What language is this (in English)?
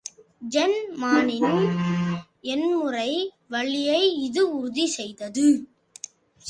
Tamil